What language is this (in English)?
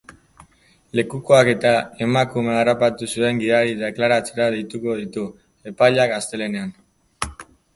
Basque